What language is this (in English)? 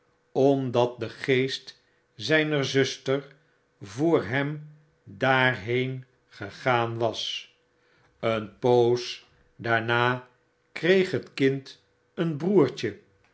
Dutch